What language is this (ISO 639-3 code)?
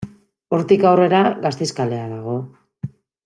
eus